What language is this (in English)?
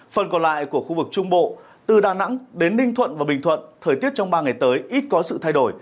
Vietnamese